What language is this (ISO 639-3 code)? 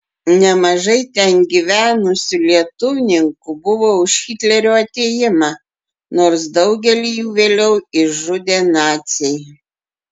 lit